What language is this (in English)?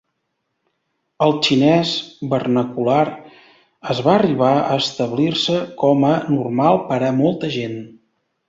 Catalan